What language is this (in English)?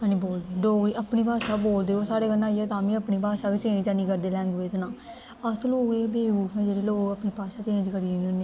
Dogri